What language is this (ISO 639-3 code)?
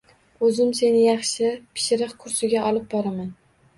uzb